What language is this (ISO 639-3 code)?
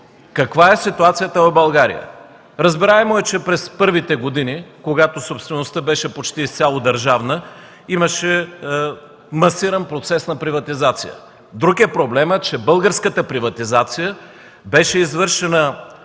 bul